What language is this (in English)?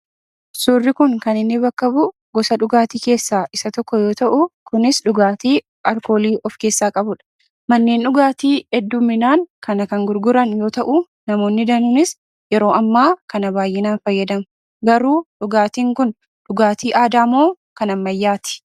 Oromo